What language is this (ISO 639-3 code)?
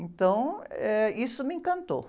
por